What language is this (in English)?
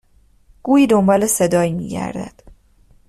Persian